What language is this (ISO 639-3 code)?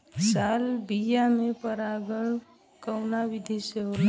bho